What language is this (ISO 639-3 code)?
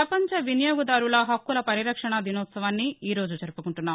tel